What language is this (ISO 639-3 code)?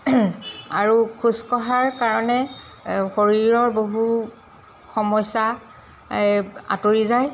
asm